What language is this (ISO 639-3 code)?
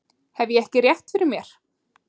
isl